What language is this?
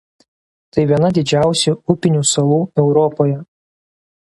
Lithuanian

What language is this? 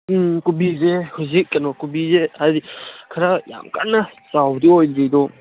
Manipuri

